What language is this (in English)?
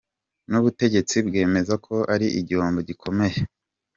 Kinyarwanda